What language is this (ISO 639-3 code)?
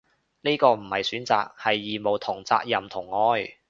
yue